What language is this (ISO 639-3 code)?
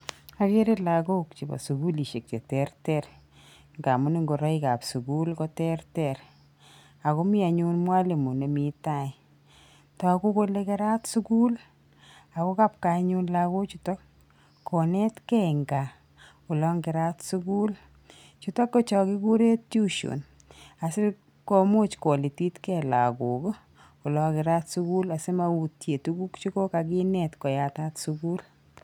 kln